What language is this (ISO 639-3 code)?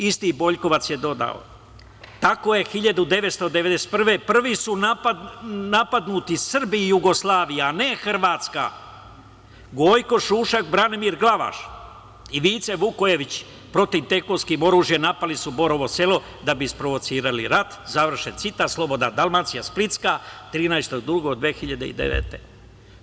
srp